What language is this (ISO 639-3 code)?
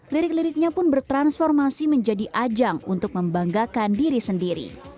ind